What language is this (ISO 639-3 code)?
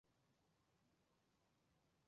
zho